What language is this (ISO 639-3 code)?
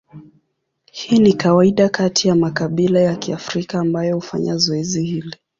swa